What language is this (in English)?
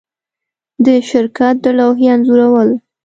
Pashto